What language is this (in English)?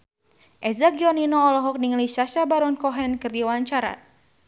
Sundanese